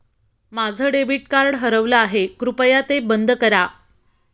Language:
Marathi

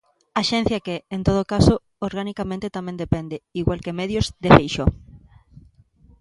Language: Galician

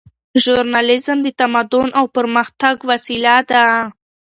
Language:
Pashto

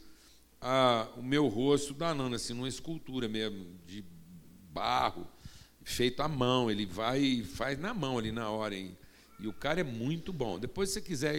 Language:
Portuguese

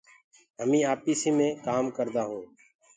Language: Gurgula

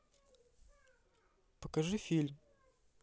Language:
Russian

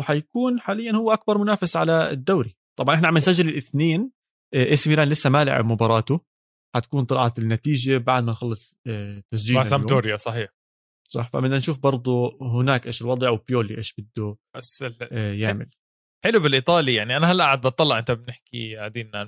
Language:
Arabic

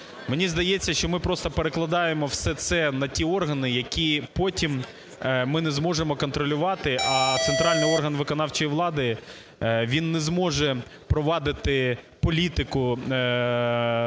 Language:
Ukrainian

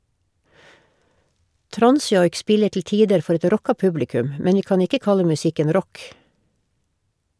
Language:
Norwegian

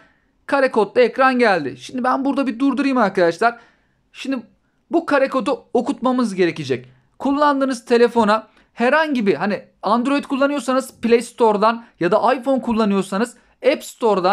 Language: Turkish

